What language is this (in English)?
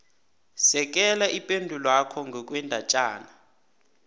South Ndebele